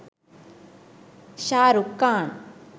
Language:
Sinhala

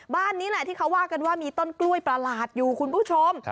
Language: Thai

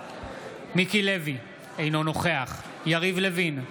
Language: Hebrew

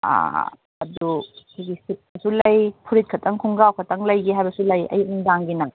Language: Manipuri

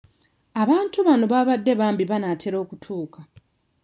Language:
Ganda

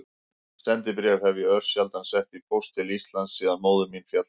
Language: Icelandic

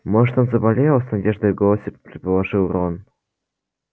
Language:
Russian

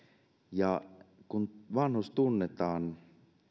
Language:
Finnish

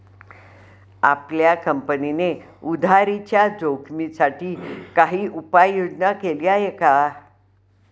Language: Marathi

